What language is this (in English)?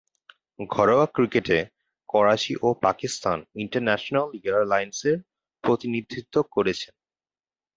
Bangla